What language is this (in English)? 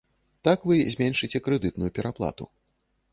Belarusian